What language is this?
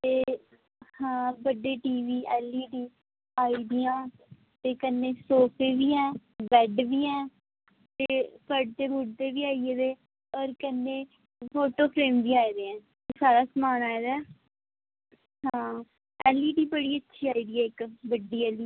Dogri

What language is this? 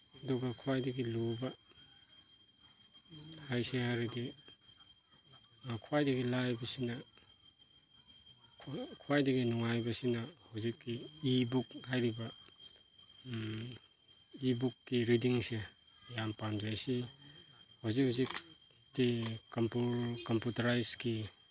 Manipuri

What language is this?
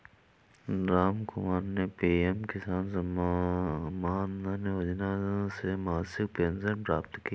Hindi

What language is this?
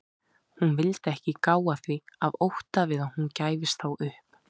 Icelandic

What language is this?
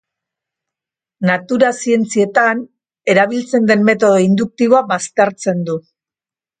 Basque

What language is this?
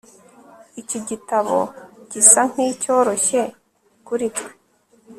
Kinyarwanda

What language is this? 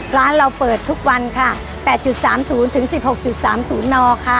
Thai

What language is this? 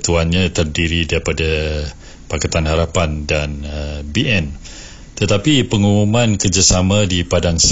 Malay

